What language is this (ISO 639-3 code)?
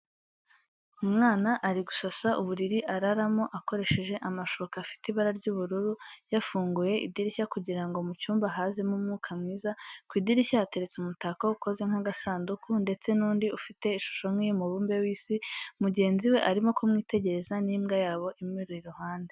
kin